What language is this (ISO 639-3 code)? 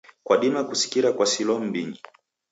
dav